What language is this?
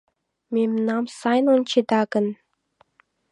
Mari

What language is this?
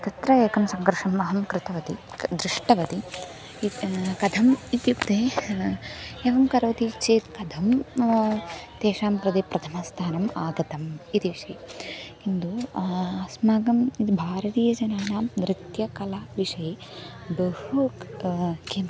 Sanskrit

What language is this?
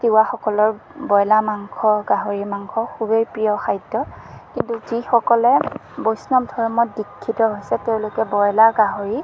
Assamese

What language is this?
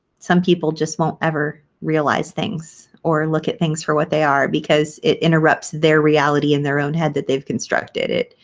English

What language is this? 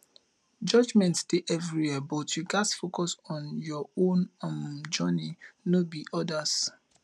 Nigerian Pidgin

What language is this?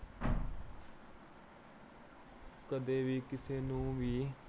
Punjabi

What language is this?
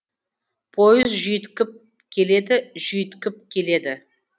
Kazakh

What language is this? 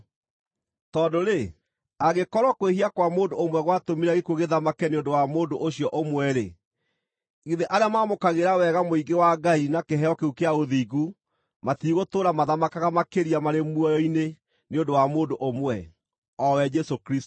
Kikuyu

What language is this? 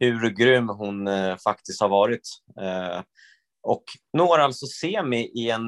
Swedish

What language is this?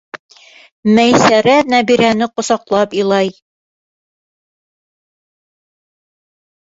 Bashkir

